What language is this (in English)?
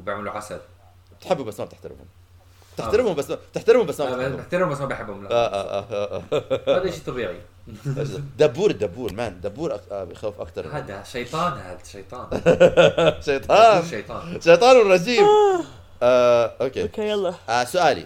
Arabic